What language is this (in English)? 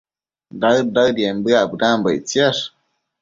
Matsés